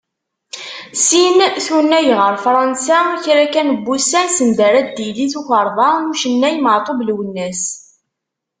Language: Kabyle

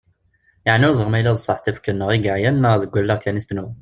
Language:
Kabyle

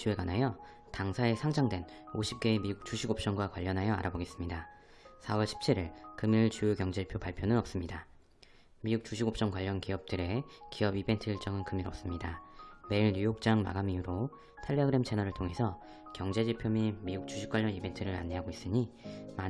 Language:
Korean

